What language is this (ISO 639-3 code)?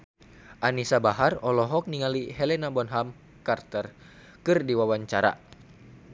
sun